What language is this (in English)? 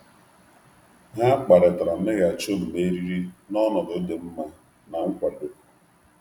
Igbo